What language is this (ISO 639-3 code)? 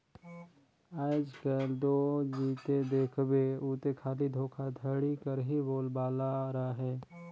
hne